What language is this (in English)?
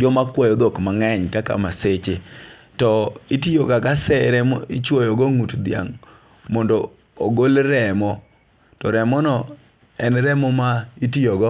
Luo (Kenya and Tanzania)